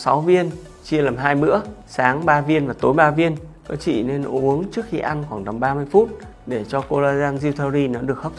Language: Vietnamese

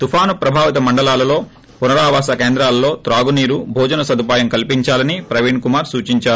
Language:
Telugu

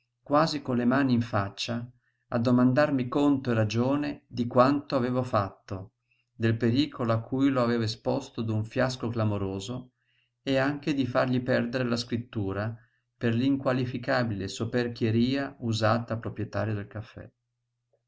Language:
Italian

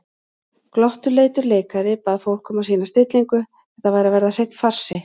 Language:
Icelandic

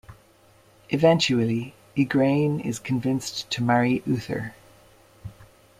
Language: English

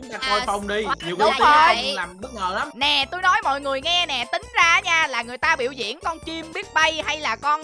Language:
Vietnamese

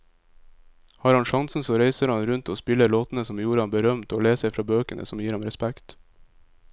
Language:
Norwegian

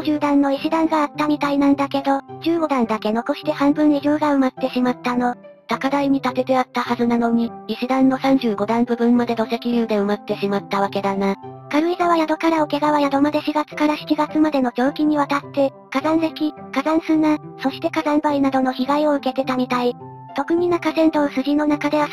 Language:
Japanese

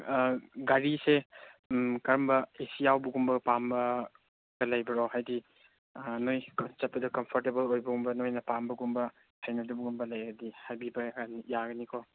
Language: Manipuri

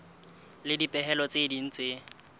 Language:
Southern Sotho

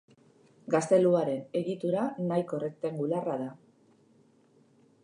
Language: Basque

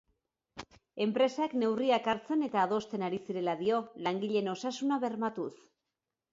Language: Basque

